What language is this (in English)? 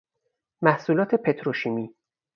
Persian